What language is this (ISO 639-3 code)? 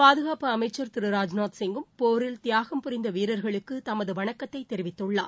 tam